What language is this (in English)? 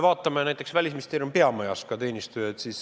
Estonian